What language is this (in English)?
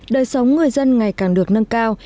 Vietnamese